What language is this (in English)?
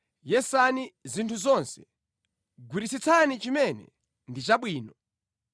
Nyanja